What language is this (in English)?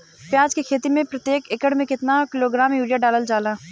Bhojpuri